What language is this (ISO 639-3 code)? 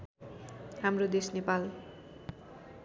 nep